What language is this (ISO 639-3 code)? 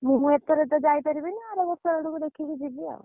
ori